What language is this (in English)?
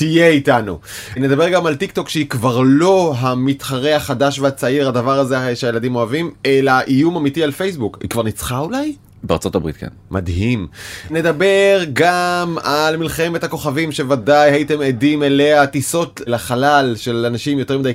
Hebrew